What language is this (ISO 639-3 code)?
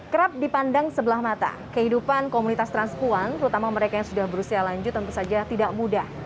ind